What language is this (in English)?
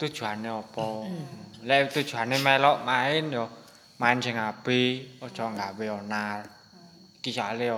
Indonesian